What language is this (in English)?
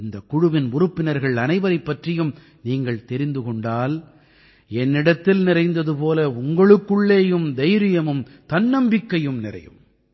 Tamil